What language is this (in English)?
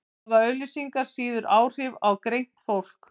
Icelandic